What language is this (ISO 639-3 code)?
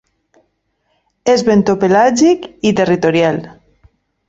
cat